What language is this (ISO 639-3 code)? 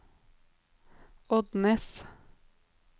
nor